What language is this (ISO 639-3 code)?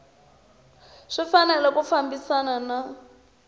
tso